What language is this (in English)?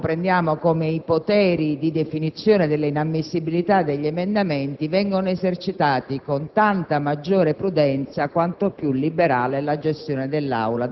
Italian